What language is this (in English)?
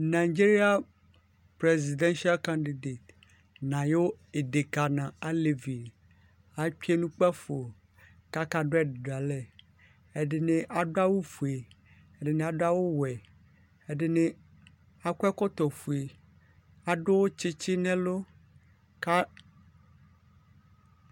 Ikposo